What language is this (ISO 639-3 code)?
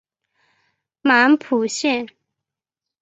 zho